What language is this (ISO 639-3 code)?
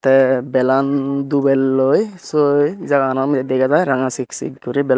ccp